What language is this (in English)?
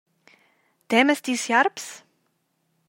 Romansh